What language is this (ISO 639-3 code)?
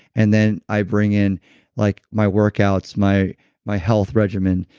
eng